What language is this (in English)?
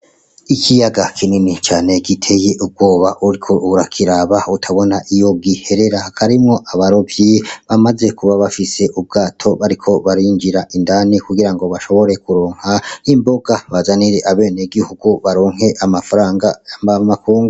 Rundi